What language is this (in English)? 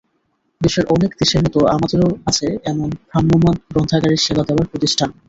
Bangla